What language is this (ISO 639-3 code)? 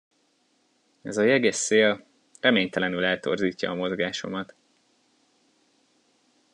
hun